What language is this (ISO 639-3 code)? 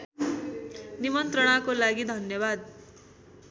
nep